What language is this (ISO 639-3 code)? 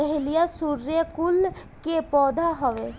bho